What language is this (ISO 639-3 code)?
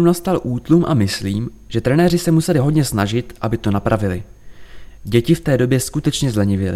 ces